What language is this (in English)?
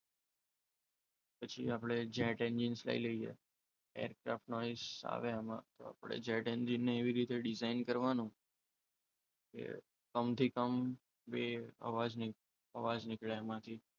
Gujarati